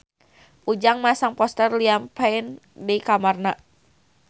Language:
Sundanese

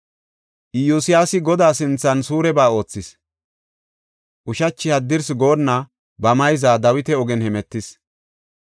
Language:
Gofa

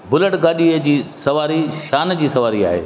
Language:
Sindhi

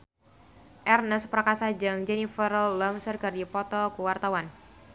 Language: Sundanese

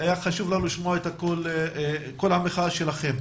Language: Hebrew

